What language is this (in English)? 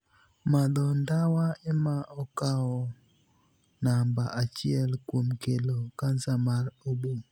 Luo (Kenya and Tanzania)